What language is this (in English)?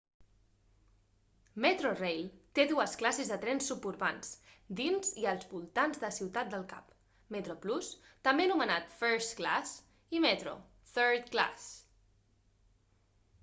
Catalan